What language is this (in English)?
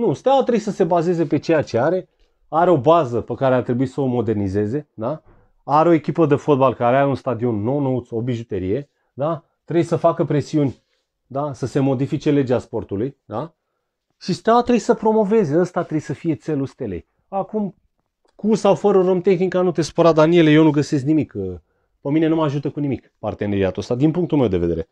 Romanian